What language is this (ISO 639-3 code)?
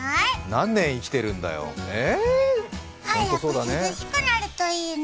jpn